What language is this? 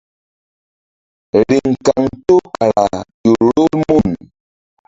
Mbum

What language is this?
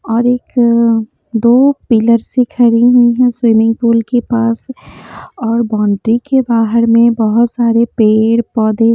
Hindi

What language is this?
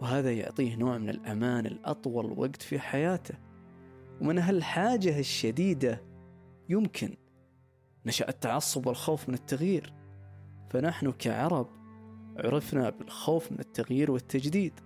Arabic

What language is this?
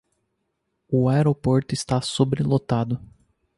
Portuguese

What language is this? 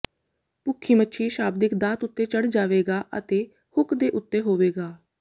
Punjabi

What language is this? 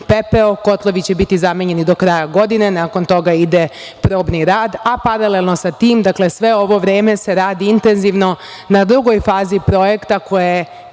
Serbian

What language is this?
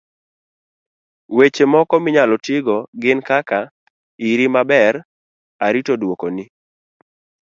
Luo (Kenya and Tanzania)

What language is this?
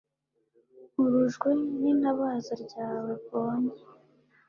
Kinyarwanda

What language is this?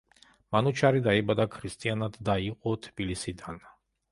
Georgian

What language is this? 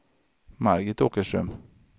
Swedish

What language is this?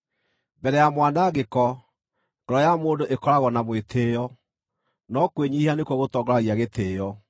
Kikuyu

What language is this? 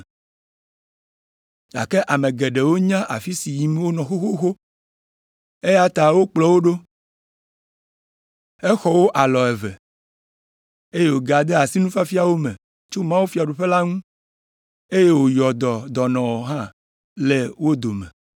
Ewe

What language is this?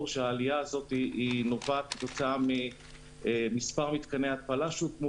Hebrew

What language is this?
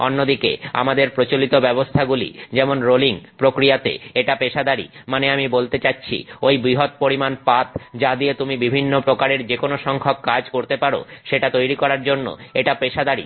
Bangla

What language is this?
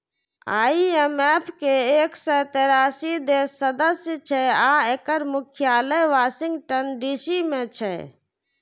Maithili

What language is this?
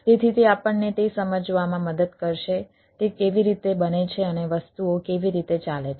Gujarati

